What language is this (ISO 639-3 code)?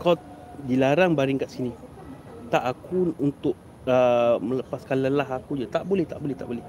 msa